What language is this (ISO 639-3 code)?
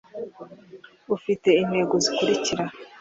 kin